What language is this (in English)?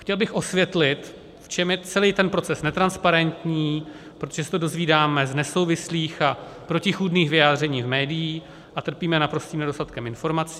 Czech